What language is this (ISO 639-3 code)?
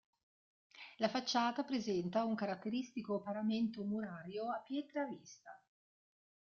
ita